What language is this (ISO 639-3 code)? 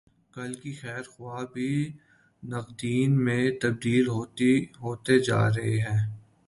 urd